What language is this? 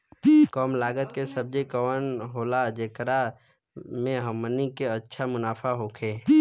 Bhojpuri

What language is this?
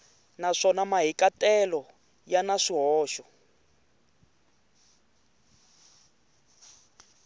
Tsonga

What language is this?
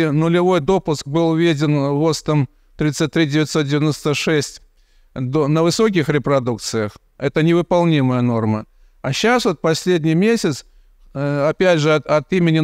Russian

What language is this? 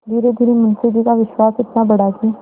Hindi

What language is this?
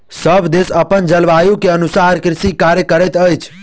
Maithili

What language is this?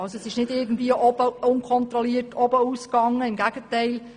Swiss German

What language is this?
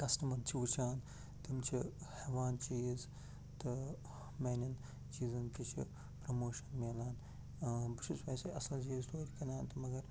Kashmiri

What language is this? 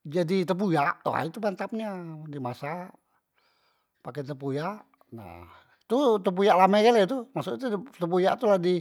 Musi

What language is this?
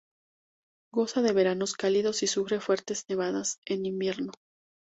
Spanish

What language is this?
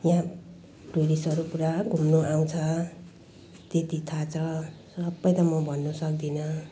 Nepali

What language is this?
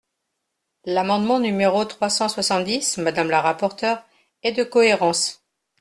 French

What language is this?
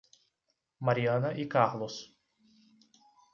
Portuguese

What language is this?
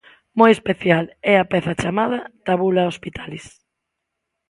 Galician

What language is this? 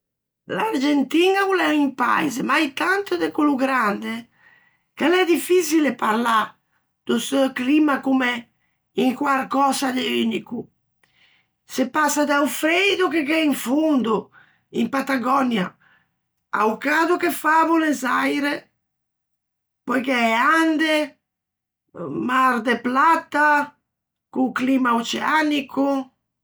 Ligurian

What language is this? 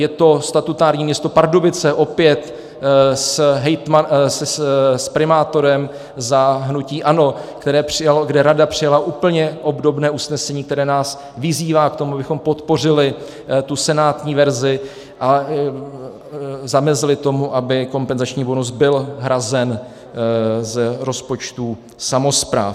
Czech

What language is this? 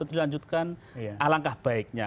Indonesian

